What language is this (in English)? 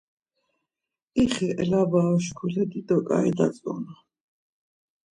Laz